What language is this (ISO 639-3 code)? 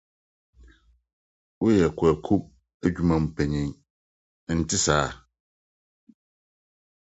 aka